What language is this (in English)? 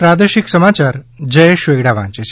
Gujarati